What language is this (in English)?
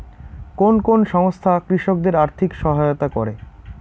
Bangla